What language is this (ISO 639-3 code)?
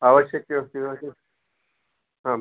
san